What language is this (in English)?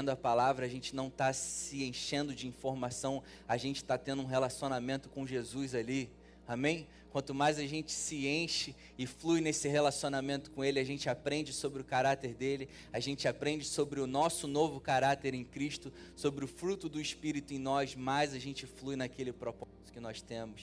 Portuguese